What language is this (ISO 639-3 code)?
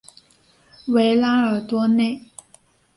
zho